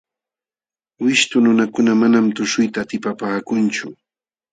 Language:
Jauja Wanca Quechua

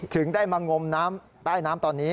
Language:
Thai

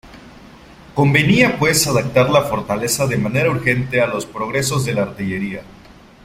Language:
Spanish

